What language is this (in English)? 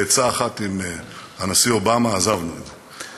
Hebrew